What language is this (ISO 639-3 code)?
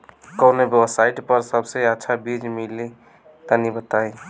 bho